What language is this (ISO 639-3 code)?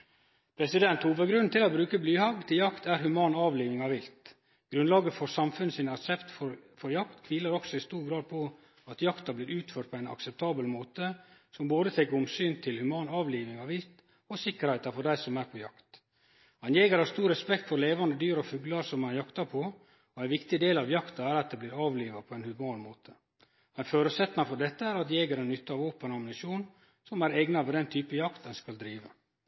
nno